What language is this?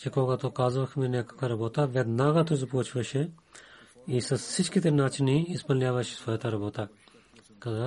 Bulgarian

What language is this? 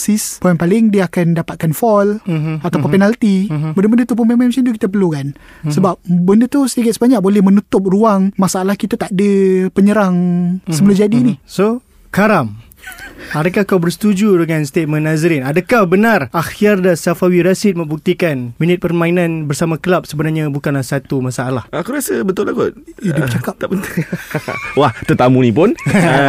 Malay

